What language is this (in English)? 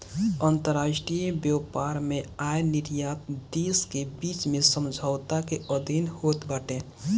Bhojpuri